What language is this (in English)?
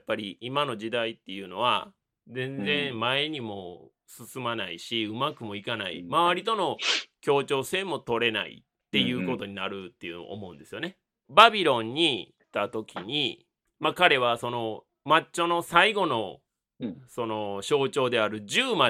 Japanese